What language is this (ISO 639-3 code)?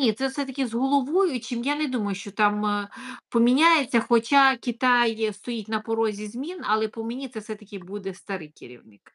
ukr